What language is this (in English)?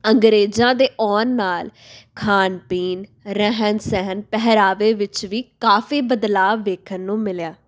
Punjabi